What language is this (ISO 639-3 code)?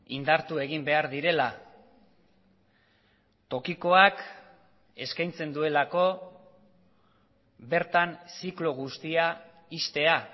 eus